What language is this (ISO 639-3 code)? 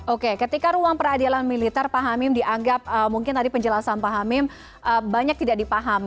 ind